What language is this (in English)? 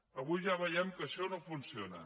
Catalan